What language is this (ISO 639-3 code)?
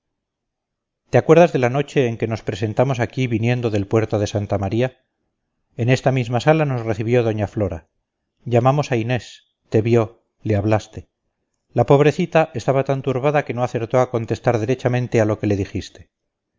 spa